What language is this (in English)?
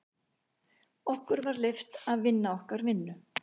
Icelandic